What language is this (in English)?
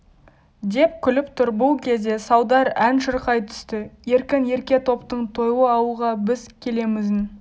Kazakh